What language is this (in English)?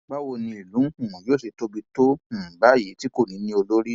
Yoruba